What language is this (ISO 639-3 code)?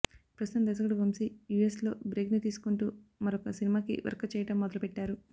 tel